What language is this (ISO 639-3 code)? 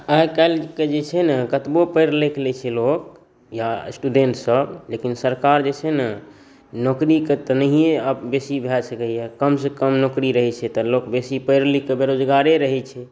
mai